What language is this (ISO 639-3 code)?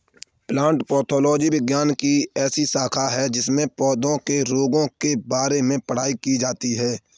hin